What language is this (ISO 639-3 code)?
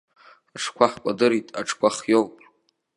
abk